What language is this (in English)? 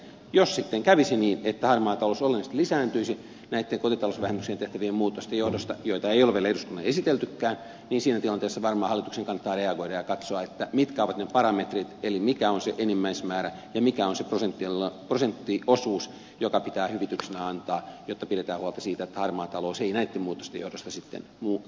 Finnish